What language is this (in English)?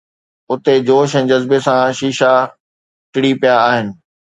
Sindhi